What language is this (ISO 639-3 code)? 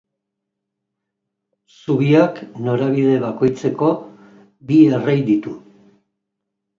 eus